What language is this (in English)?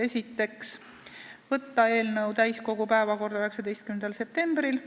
Estonian